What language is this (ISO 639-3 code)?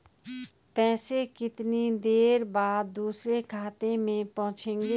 hin